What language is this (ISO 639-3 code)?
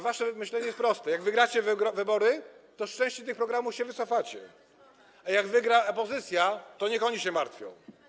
pol